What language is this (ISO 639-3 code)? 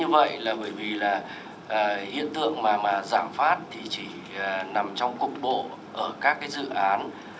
vie